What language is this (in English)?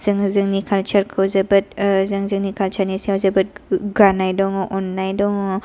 Bodo